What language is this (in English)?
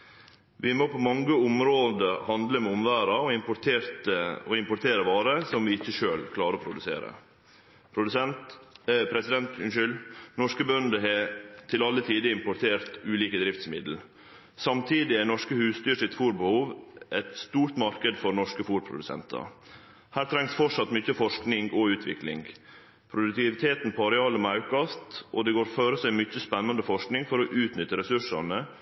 Norwegian Nynorsk